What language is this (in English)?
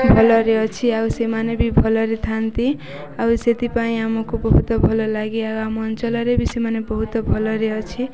Odia